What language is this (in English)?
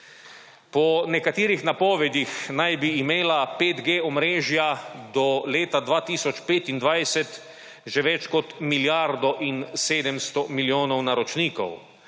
Slovenian